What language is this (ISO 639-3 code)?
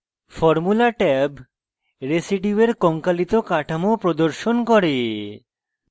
ben